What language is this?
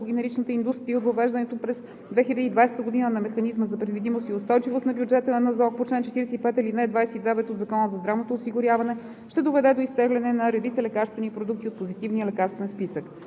Bulgarian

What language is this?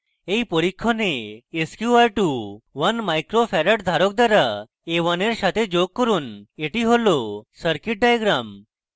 Bangla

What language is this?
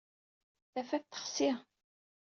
Kabyle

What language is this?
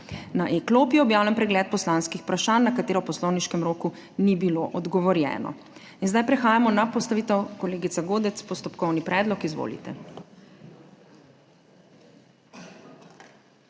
Slovenian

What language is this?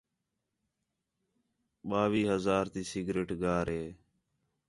Khetrani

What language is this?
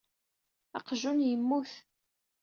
Kabyle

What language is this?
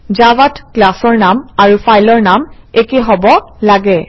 Assamese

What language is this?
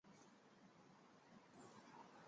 Chinese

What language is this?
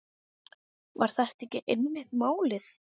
Icelandic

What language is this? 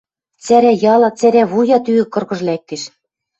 Western Mari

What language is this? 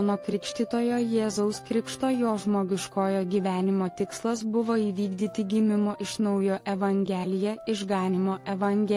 Lithuanian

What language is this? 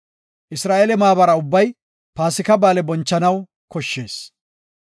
Gofa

